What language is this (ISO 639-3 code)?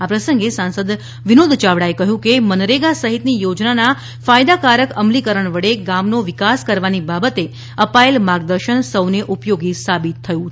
guj